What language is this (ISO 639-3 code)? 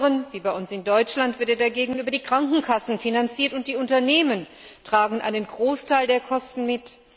deu